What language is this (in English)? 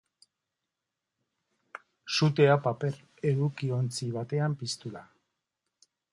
Basque